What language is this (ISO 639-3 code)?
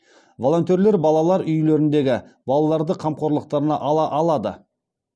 kaz